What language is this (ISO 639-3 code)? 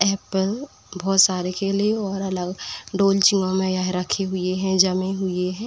hin